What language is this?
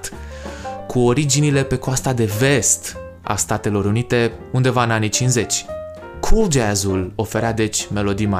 Romanian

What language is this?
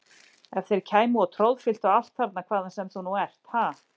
Icelandic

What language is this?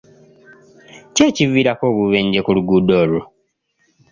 Ganda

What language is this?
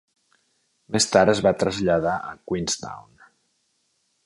Catalan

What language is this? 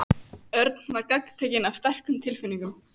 Icelandic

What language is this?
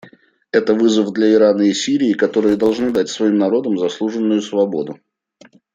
Russian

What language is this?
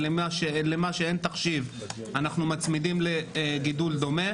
Hebrew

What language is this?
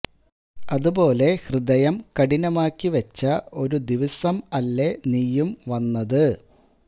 Malayalam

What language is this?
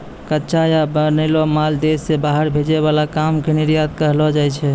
Maithili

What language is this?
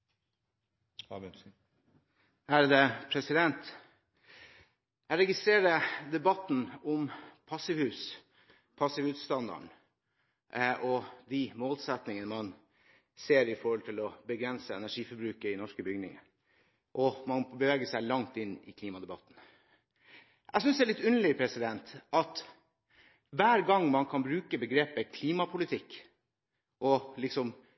Norwegian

